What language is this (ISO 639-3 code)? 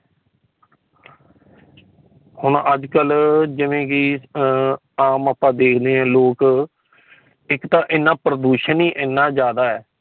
pan